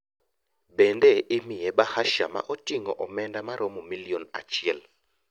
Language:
Luo (Kenya and Tanzania)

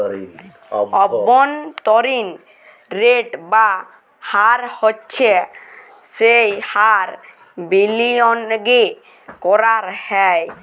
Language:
Bangla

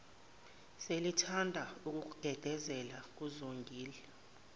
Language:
Zulu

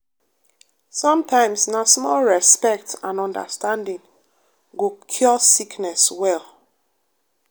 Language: Nigerian Pidgin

